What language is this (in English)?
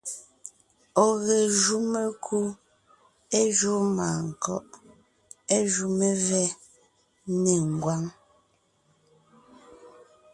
Ngiemboon